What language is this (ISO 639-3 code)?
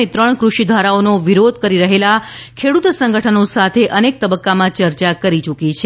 guj